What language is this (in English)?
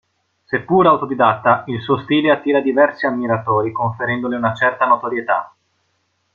Italian